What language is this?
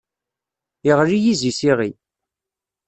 Kabyle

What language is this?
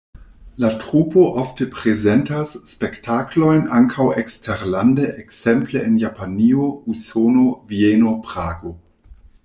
Esperanto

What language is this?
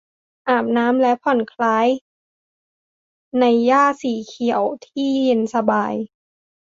Thai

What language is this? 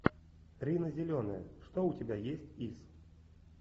Russian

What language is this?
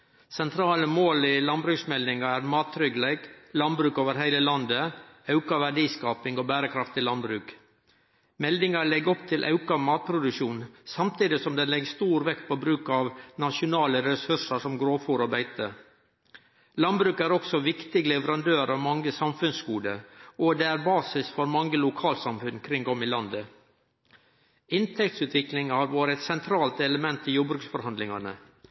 Norwegian Nynorsk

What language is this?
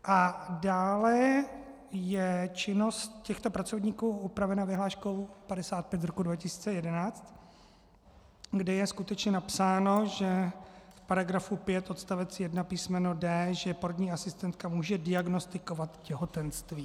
Czech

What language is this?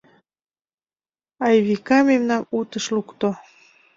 Mari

